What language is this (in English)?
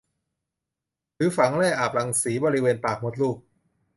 Thai